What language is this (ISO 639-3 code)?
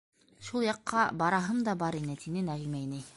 bak